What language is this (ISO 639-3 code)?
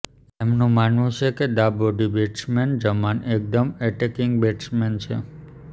guj